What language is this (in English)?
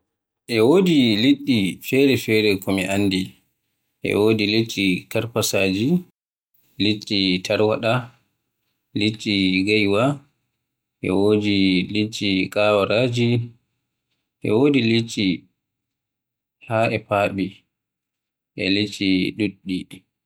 Western Niger Fulfulde